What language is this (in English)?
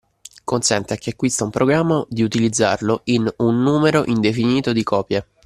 Italian